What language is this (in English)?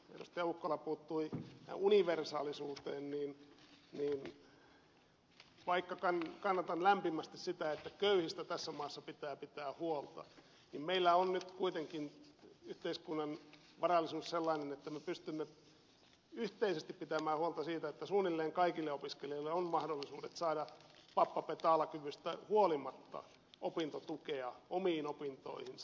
Finnish